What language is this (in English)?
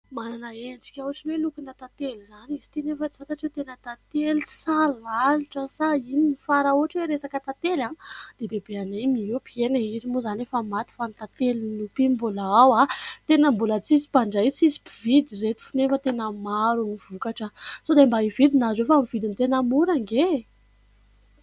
Malagasy